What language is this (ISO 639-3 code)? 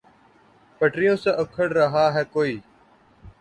urd